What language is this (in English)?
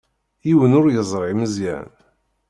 Kabyle